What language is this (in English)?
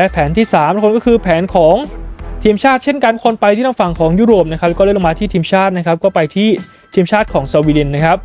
Thai